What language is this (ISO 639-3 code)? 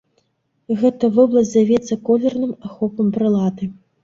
bel